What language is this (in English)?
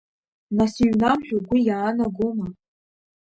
Abkhazian